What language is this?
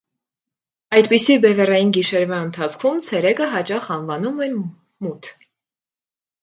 Armenian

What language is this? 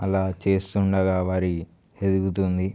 Telugu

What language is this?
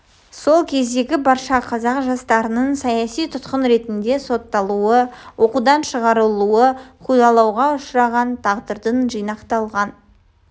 Kazakh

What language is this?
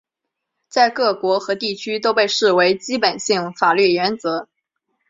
Chinese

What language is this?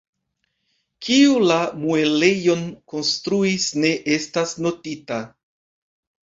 Esperanto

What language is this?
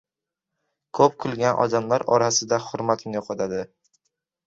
Uzbek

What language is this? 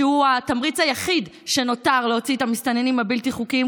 Hebrew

